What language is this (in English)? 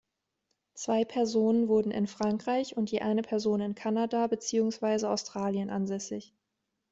German